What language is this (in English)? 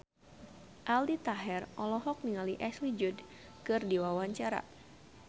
Sundanese